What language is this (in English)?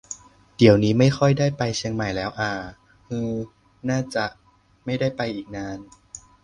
Thai